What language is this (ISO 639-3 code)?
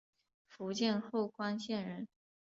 zho